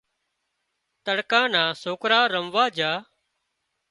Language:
Wadiyara Koli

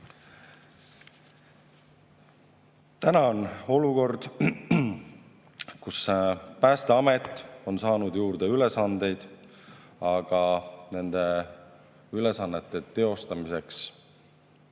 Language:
Estonian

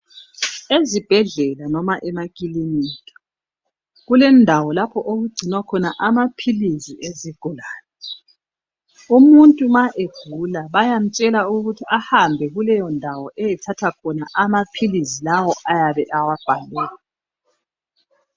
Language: North Ndebele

